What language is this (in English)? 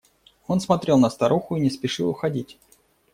Russian